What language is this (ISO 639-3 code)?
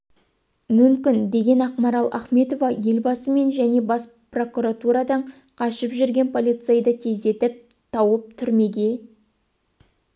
kaz